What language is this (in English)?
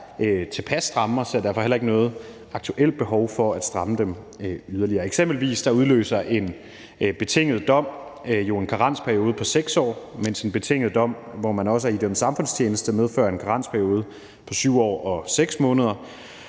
Danish